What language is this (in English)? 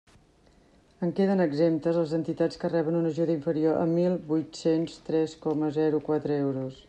Catalan